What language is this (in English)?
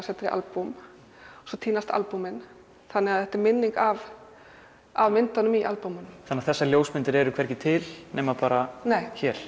Icelandic